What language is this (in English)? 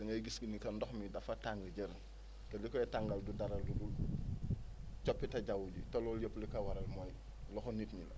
Wolof